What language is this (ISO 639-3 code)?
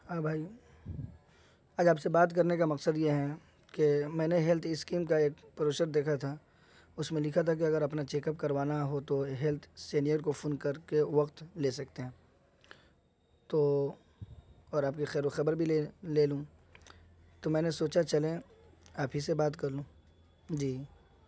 urd